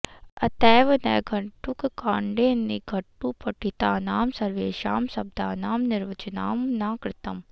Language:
Sanskrit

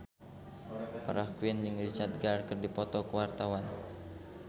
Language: Sundanese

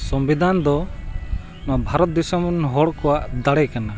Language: Santali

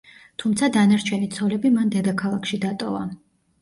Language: Georgian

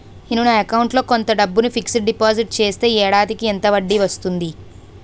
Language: Telugu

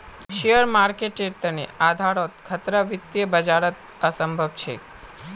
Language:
Magahi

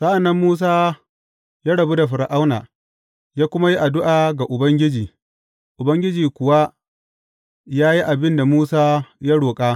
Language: Hausa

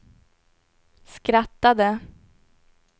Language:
Swedish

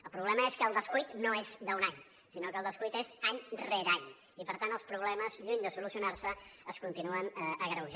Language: Catalan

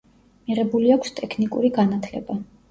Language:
Georgian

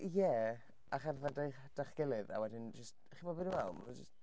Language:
Welsh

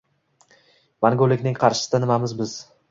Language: Uzbek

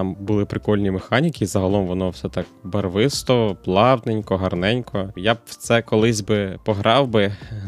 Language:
Ukrainian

